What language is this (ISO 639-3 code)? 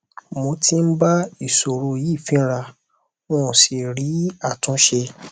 yor